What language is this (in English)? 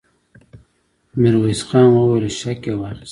Pashto